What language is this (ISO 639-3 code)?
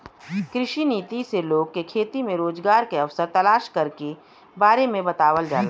bho